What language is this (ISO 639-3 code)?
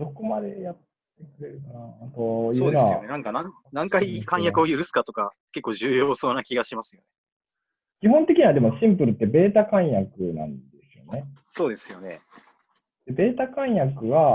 jpn